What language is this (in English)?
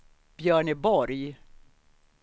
Swedish